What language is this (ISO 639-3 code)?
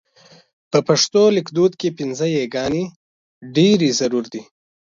pus